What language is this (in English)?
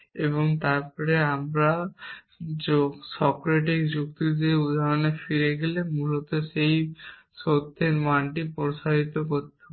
Bangla